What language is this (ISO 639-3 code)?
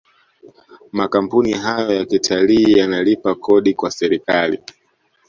swa